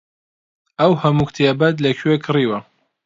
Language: Central Kurdish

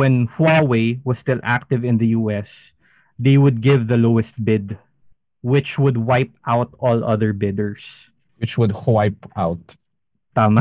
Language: Filipino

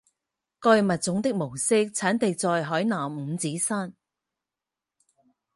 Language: Chinese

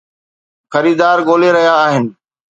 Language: Sindhi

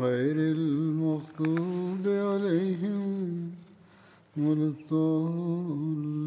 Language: Swahili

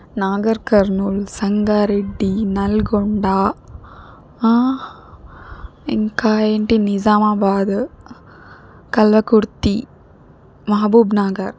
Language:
Telugu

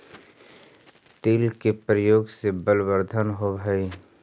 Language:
Magahi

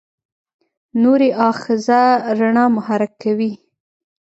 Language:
Pashto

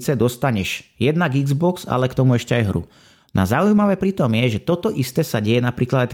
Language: Slovak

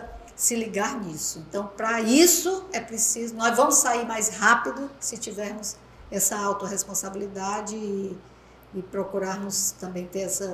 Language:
Portuguese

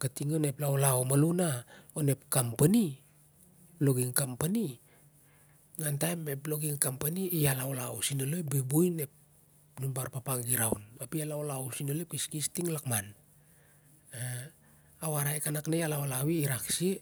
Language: Siar-Lak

